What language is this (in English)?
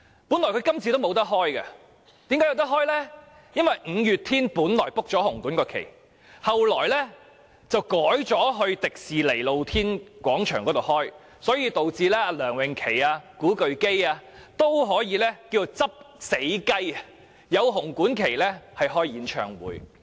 Cantonese